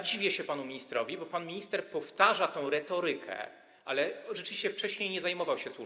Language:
Polish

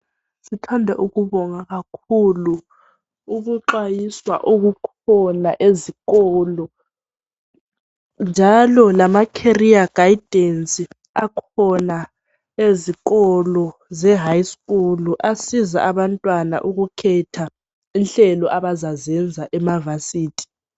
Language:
North Ndebele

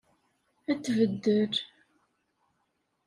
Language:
Kabyle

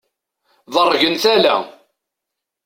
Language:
Kabyle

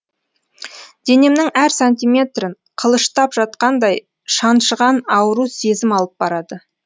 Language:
Kazakh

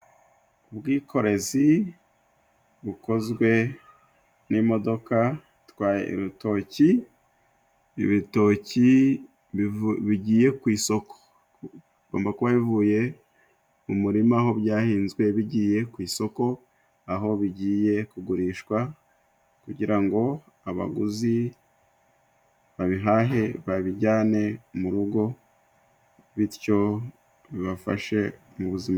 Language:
Kinyarwanda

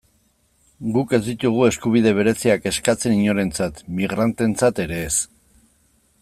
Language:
Basque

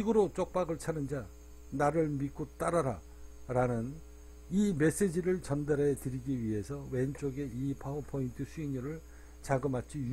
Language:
Korean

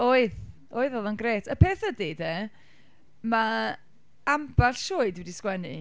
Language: Welsh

